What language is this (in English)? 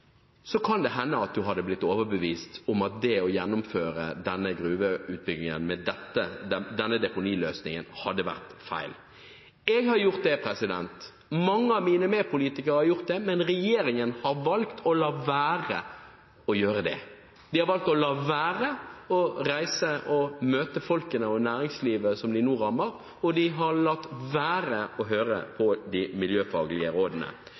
Norwegian Bokmål